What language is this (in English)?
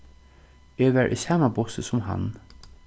Faroese